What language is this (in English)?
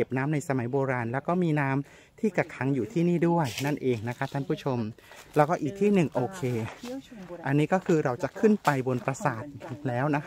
Thai